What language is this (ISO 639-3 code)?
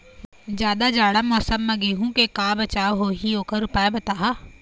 hne